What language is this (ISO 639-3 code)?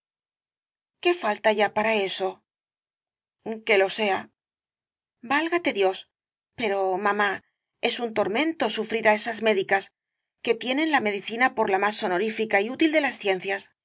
spa